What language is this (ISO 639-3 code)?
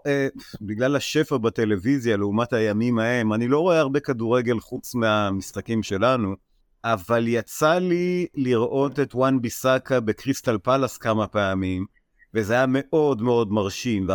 heb